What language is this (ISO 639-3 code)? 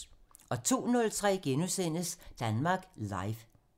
dan